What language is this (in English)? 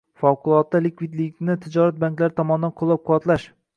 Uzbek